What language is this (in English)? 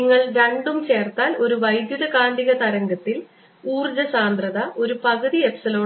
Malayalam